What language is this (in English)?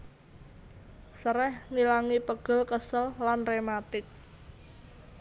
Javanese